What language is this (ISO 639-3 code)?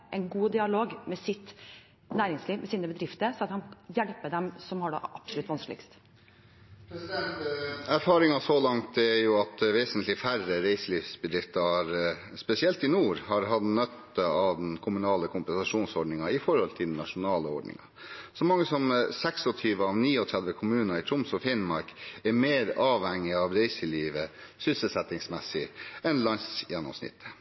nor